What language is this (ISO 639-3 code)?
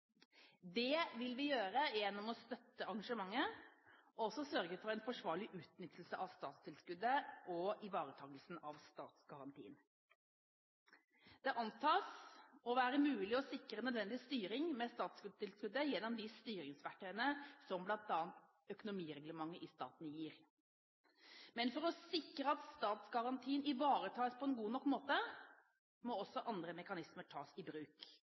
nob